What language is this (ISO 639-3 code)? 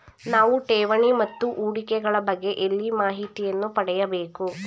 kan